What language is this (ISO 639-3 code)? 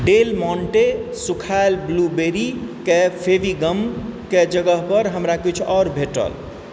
mai